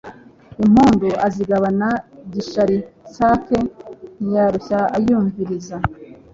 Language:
Kinyarwanda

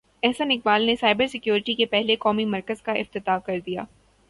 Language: Urdu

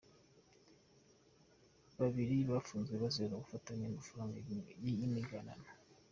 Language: Kinyarwanda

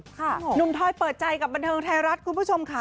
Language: Thai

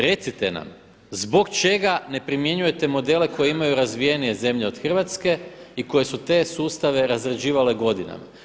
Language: Croatian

